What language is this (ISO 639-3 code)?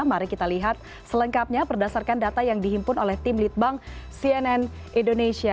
ind